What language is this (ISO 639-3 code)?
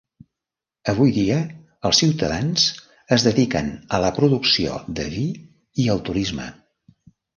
cat